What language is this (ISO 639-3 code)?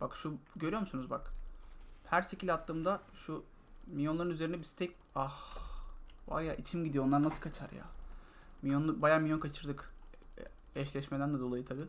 tur